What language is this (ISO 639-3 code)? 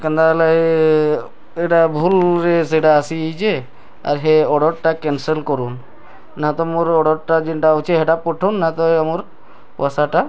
ori